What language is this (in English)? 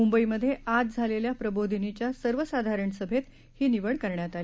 Marathi